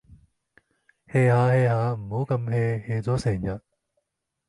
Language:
Cantonese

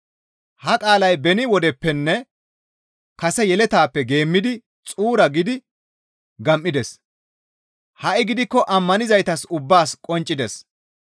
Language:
Gamo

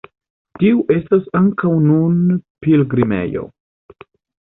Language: Esperanto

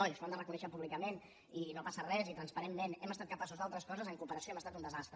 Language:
Catalan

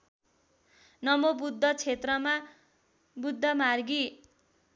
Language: Nepali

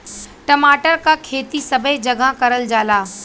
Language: Bhojpuri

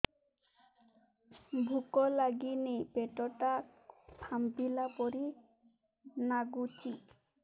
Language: Odia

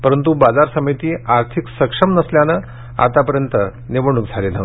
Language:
Marathi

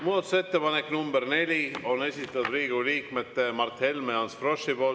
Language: Estonian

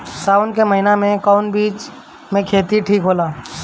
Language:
Bhojpuri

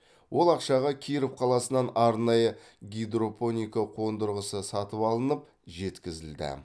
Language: Kazakh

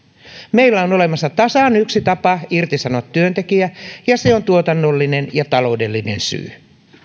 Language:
Finnish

